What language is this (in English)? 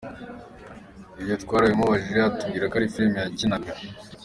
Kinyarwanda